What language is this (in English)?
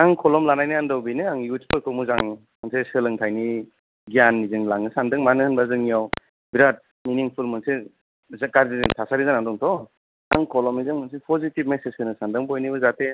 Bodo